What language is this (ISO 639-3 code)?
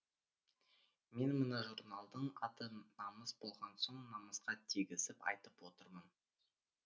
kaz